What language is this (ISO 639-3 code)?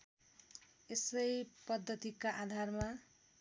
nep